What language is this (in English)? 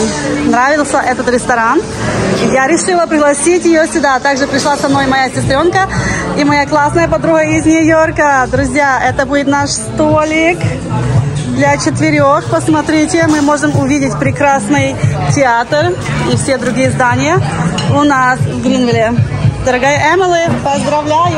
Russian